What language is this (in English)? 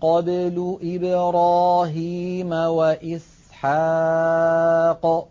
Arabic